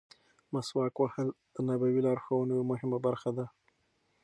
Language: Pashto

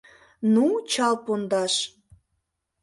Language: Mari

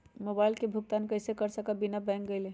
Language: Magahi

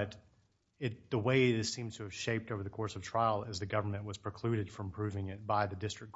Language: English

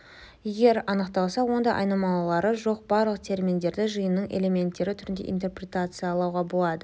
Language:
Kazakh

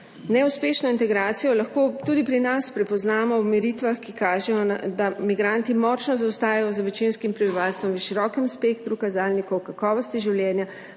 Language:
Slovenian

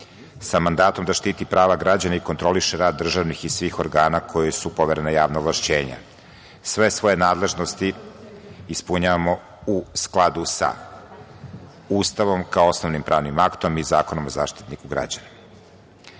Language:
Serbian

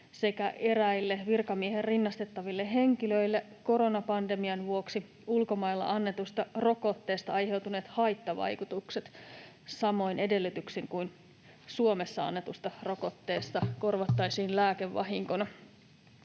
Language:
Finnish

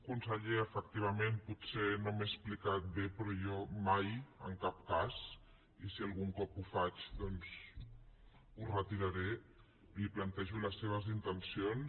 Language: Catalan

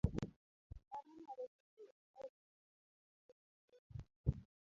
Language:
Luo (Kenya and Tanzania)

